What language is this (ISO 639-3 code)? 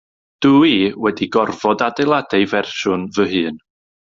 cym